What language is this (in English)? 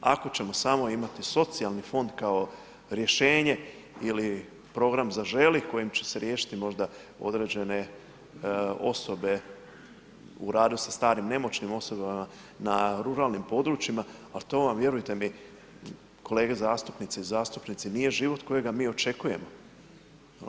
Croatian